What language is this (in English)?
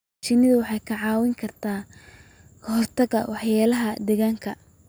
Somali